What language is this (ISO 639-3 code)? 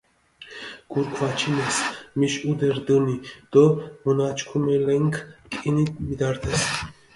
xmf